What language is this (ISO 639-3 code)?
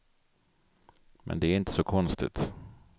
swe